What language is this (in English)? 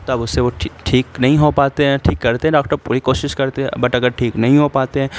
Urdu